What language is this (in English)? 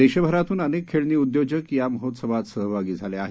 Marathi